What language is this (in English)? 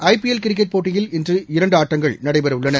Tamil